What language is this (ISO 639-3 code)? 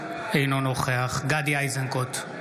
heb